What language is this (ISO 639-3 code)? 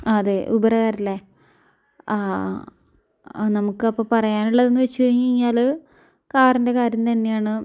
mal